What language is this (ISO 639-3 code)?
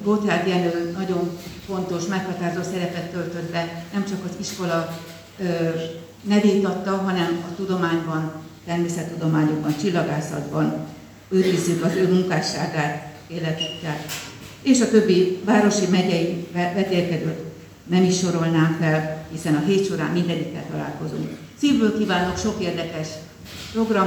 hun